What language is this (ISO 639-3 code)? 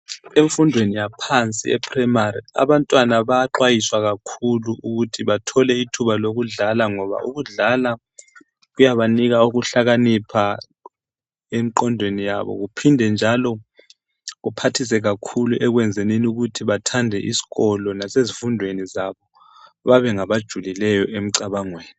nde